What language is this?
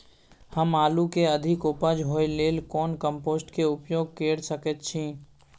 Maithili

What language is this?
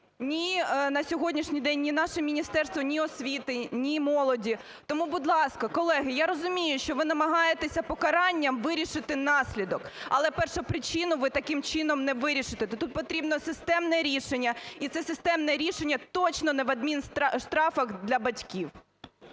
Ukrainian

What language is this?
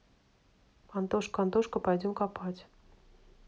Russian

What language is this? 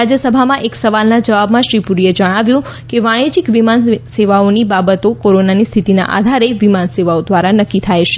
Gujarati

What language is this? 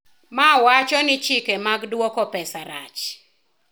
Luo (Kenya and Tanzania)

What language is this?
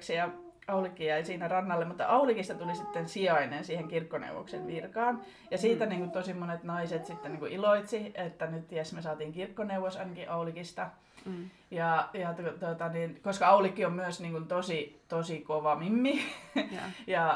Finnish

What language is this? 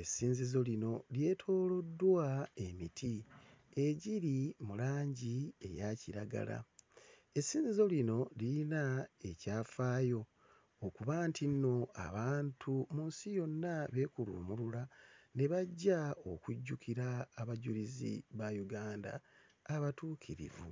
Ganda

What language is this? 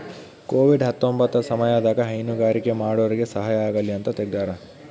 Kannada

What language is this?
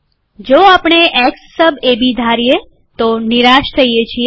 Gujarati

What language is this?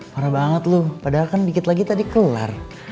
Indonesian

